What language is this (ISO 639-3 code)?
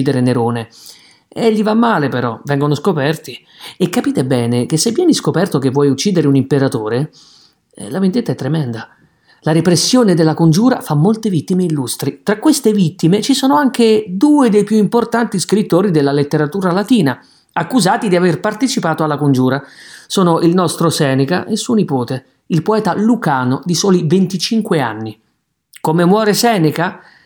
ita